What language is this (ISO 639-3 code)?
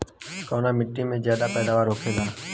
bho